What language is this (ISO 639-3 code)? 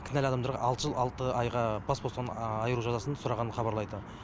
kaz